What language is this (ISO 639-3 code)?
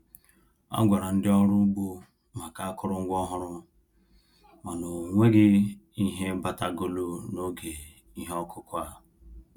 ibo